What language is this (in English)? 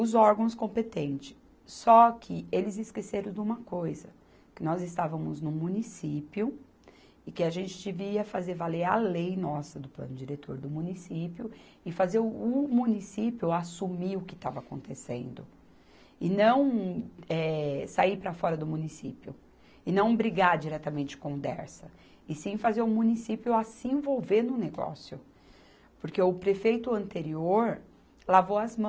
Portuguese